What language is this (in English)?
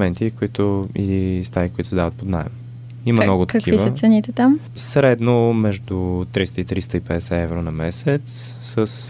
Bulgarian